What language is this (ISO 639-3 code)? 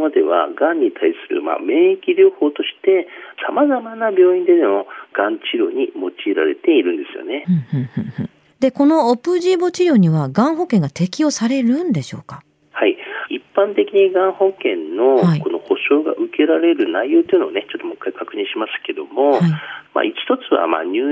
jpn